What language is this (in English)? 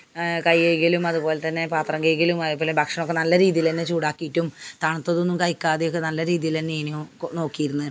Malayalam